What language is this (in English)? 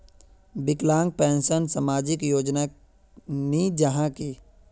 Magahi